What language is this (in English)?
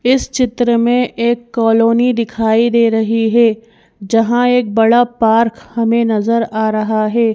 Hindi